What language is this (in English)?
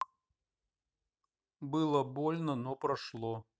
Russian